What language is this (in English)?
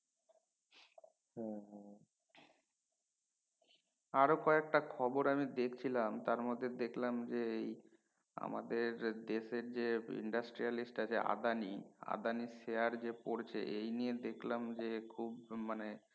Bangla